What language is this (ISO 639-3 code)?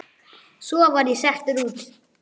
isl